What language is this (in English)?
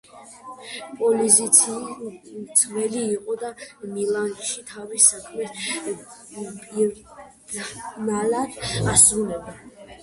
Georgian